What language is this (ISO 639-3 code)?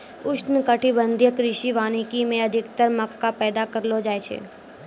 mai